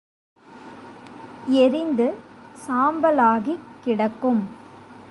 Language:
Tamil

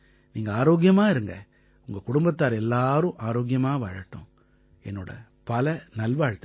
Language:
Tamil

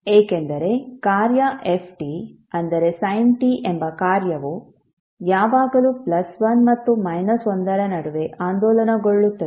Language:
Kannada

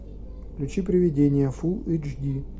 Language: Russian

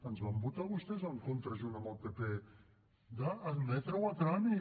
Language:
Catalan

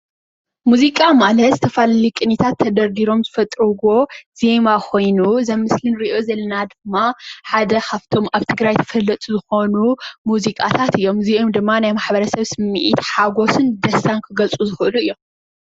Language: Tigrinya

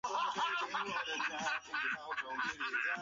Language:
Chinese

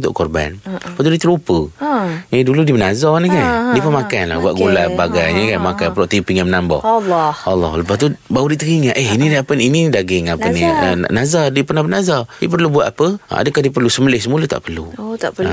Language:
Malay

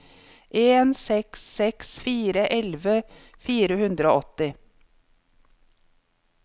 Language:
Norwegian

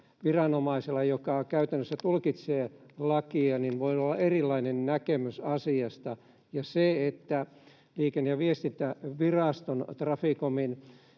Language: Finnish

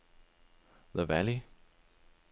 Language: Danish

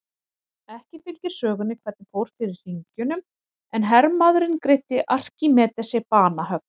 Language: Icelandic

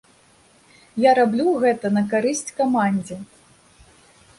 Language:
Belarusian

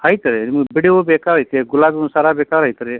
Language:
Kannada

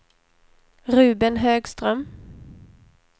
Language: Swedish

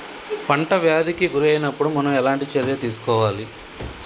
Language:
Telugu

